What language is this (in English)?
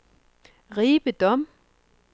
Danish